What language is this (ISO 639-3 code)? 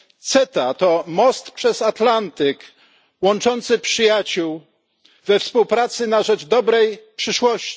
pol